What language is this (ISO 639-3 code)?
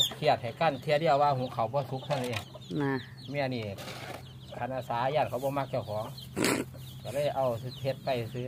tha